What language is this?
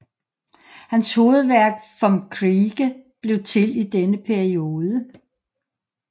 Danish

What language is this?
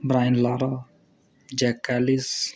Dogri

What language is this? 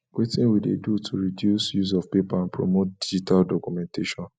Nigerian Pidgin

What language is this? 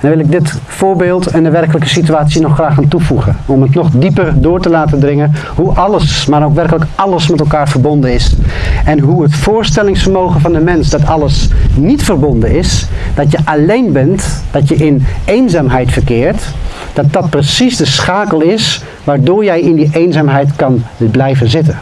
Dutch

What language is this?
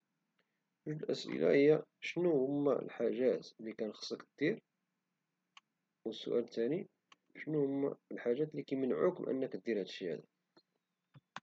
Moroccan Arabic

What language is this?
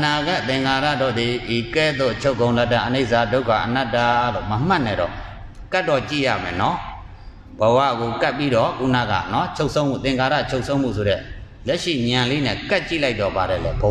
Indonesian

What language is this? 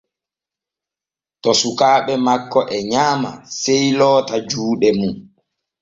Borgu Fulfulde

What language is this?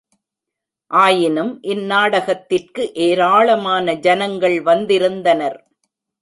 Tamil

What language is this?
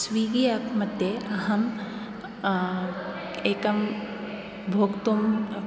Sanskrit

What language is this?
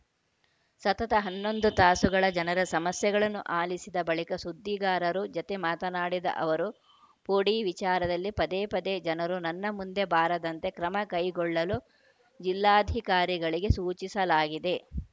Kannada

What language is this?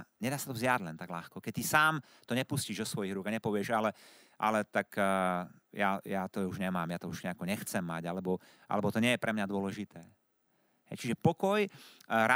Slovak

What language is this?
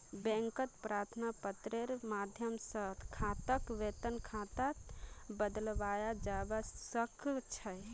Magahi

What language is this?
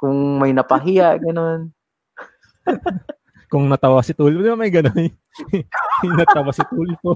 Filipino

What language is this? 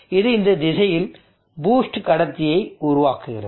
Tamil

